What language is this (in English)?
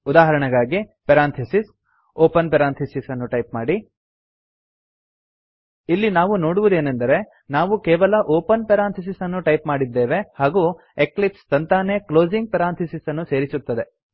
Kannada